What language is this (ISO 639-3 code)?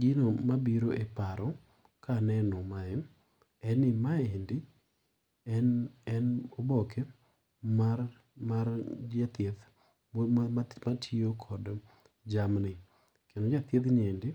luo